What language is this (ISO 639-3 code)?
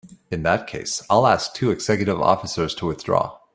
eng